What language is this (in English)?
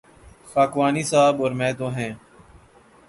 Urdu